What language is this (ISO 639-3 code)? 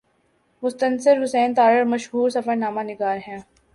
urd